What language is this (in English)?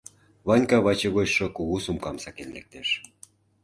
Mari